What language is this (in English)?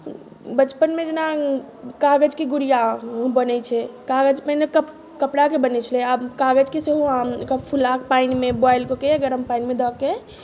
Maithili